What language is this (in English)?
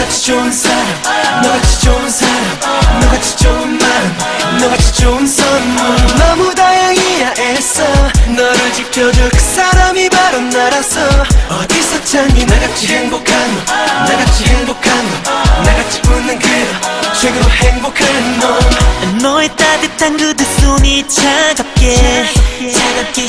Korean